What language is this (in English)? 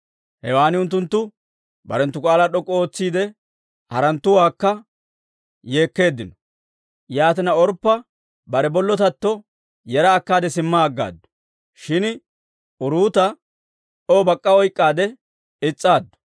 Dawro